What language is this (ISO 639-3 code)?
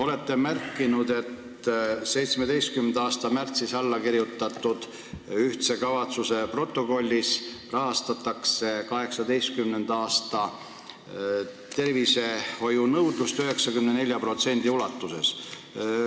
est